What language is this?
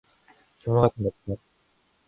Korean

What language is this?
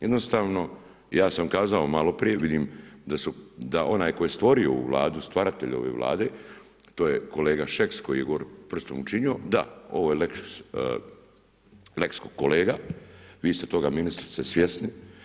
Croatian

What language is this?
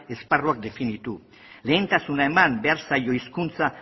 Basque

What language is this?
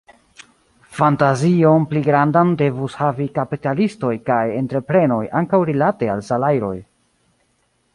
Esperanto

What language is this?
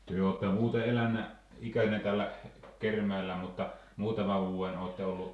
Finnish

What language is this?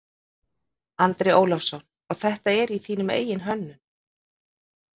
Icelandic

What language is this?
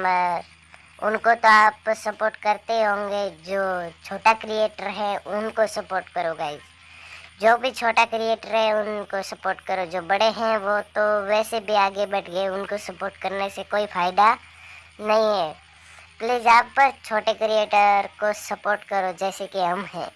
Hindi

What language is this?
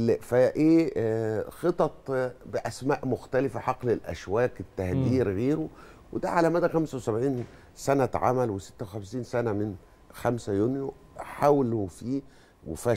Arabic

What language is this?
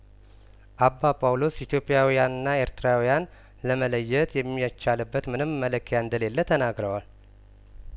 Amharic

